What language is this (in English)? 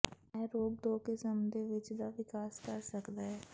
Punjabi